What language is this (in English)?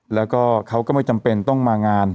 Thai